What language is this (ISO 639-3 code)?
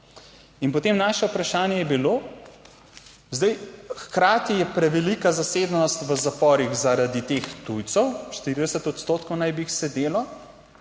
slv